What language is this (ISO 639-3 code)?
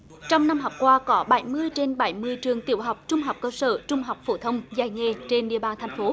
vie